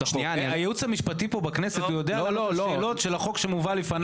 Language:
Hebrew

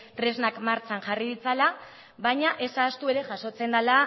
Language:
Basque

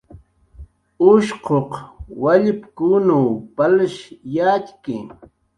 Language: Jaqaru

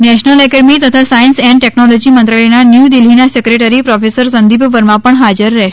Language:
Gujarati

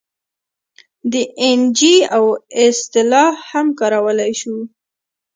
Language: Pashto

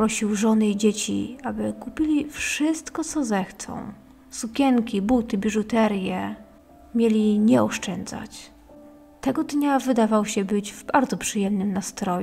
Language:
Polish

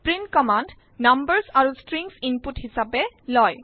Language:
Assamese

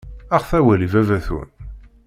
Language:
Kabyle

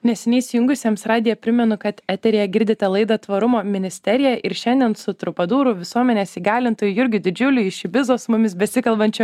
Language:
Lithuanian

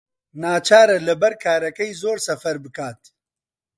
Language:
Central Kurdish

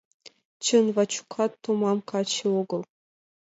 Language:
Mari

